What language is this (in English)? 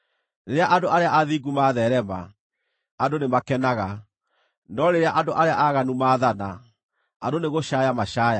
Kikuyu